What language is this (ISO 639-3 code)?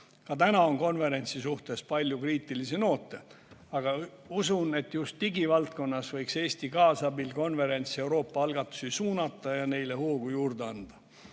est